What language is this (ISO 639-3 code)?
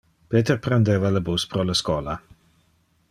ina